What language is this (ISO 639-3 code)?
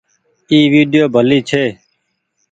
gig